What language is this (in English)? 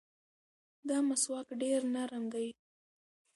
Pashto